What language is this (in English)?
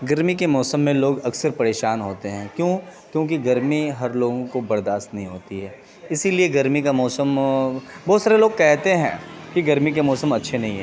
Urdu